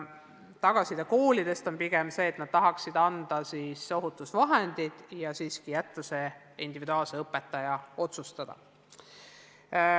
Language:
Estonian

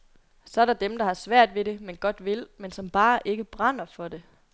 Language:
Danish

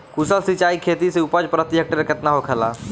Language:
Bhojpuri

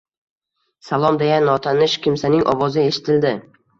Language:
Uzbek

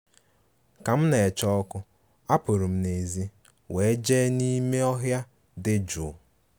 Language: Igbo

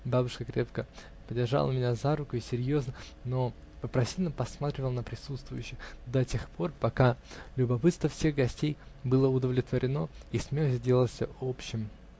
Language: Russian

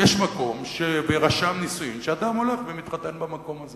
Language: Hebrew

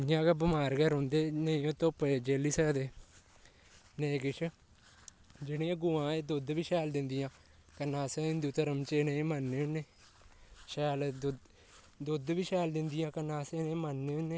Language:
Dogri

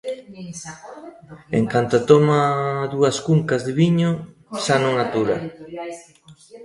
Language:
Galician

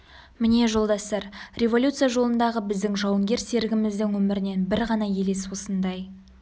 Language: Kazakh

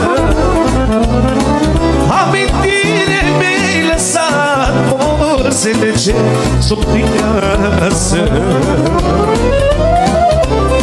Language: Romanian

